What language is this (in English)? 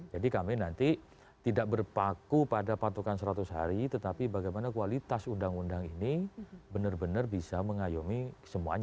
Indonesian